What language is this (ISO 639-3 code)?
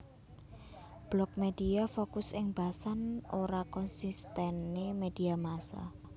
jav